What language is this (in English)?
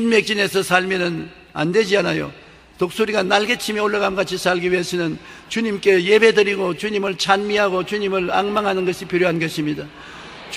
Korean